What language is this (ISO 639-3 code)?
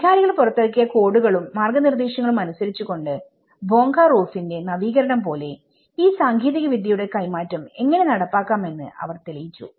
mal